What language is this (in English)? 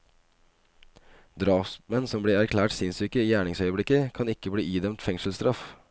Norwegian